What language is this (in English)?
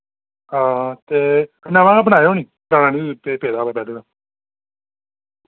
Dogri